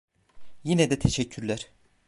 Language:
Turkish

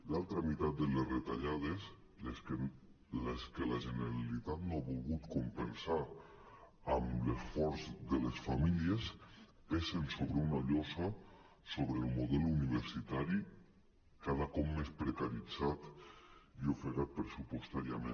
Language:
Catalan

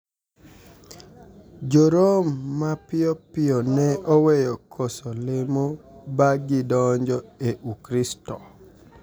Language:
Luo (Kenya and Tanzania)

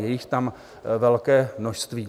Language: Czech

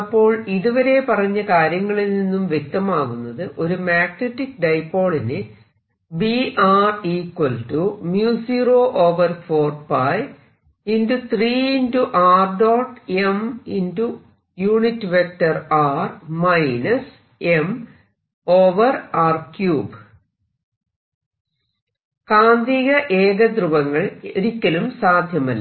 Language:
Malayalam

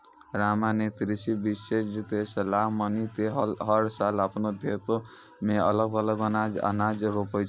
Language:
Maithili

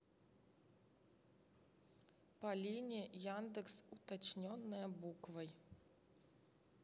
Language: Russian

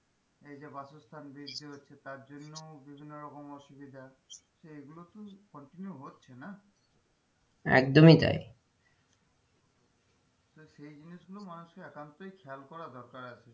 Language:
Bangla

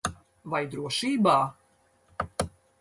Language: Latvian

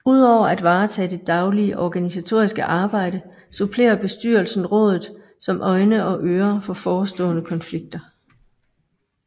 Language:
Danish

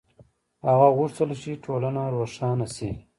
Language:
Pashto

